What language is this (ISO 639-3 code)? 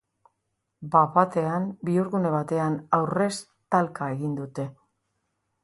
eus